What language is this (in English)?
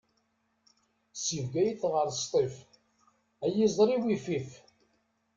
Kabyle